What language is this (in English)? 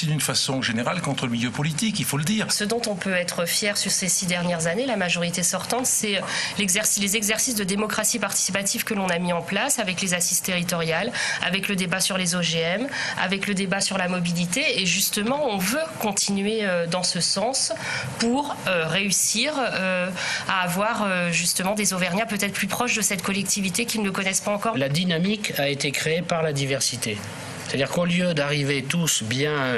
French